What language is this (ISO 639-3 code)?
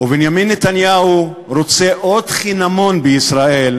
heb